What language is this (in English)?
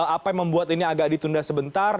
Indonesian